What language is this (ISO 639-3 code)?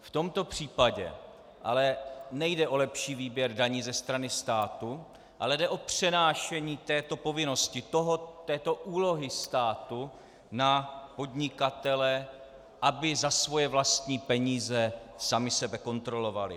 ces